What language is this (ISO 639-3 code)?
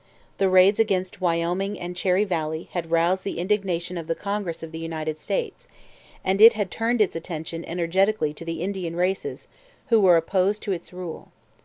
eng